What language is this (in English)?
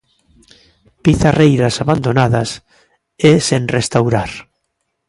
Galician